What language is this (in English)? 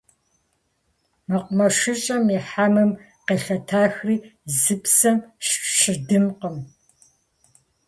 Kabardian